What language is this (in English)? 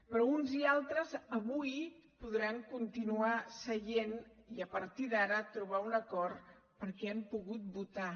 Catalan